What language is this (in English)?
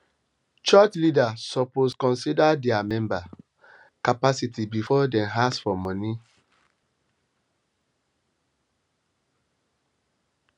Nigerian Pidgin